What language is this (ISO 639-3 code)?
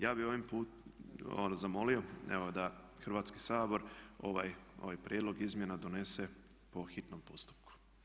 hrv